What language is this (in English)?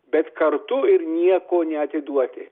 Lithuanian